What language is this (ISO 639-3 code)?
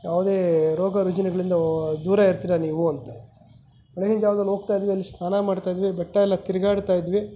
kan